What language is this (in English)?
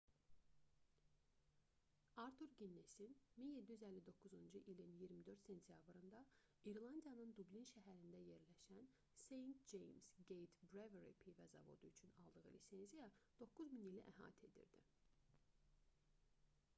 Azerbaijani